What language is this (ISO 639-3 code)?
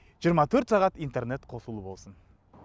kaz